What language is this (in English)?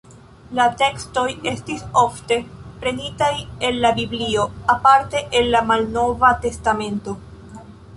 Esperanto